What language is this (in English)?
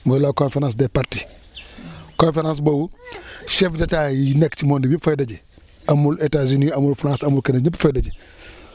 Wolof